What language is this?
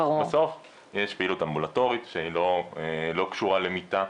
Hebrew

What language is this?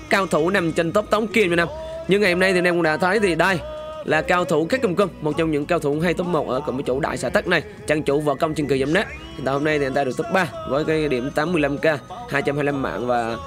Vietnamese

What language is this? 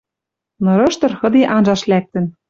Western Mari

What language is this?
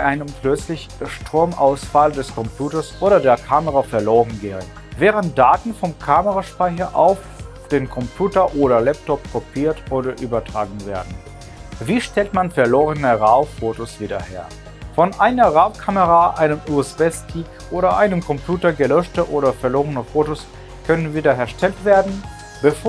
German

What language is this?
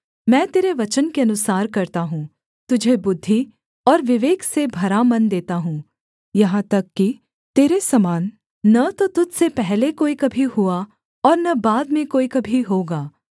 Hindi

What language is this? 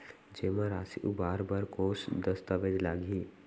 Chhattisgarhi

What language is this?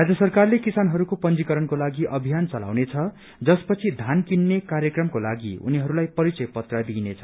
Nepali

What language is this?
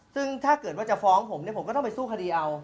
Thai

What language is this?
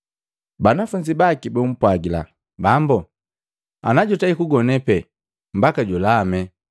Matengo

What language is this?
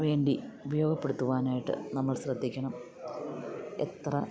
Malayalam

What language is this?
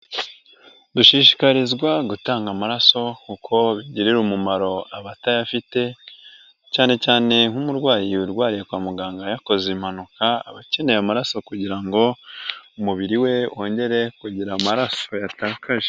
Kinyarwanda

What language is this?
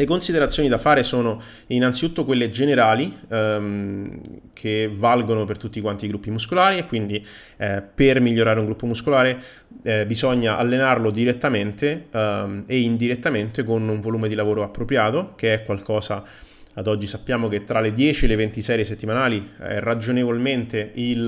Italian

